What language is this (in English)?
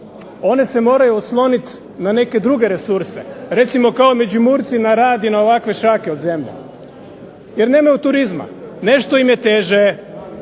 Croatian